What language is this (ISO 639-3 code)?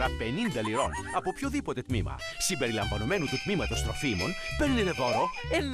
ell